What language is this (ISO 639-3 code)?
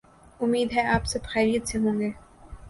urd